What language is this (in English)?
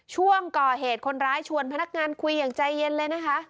Thai